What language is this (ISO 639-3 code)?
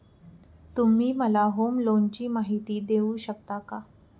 mar